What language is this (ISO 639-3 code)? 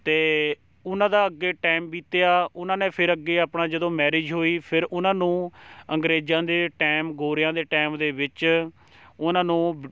pan